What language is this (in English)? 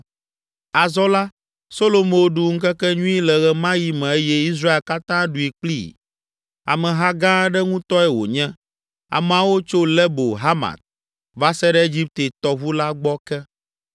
Ewe